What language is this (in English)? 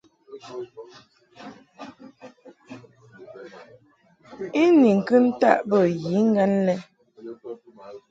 Mungaka